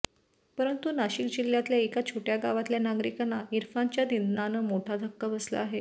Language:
Marathi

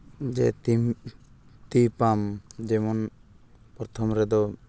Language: Santali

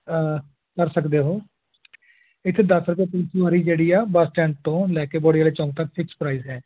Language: Punjabi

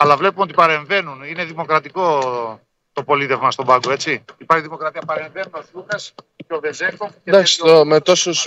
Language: Greek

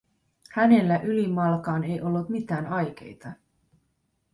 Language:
Finnish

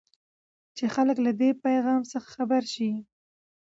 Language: Pashto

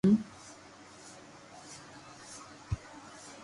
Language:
Loarki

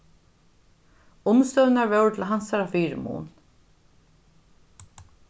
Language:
Faroese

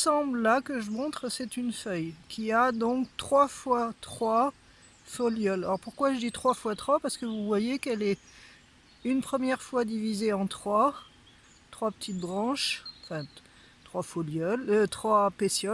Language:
French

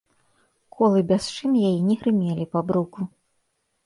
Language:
Belarusian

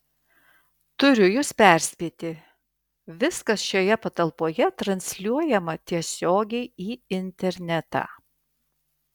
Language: Lithuanian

